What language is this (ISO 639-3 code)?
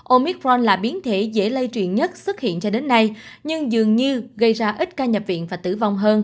vie